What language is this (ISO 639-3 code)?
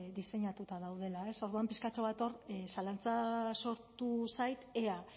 eus